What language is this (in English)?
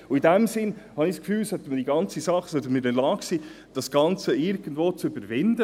Swiss German